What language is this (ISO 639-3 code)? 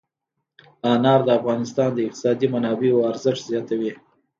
pus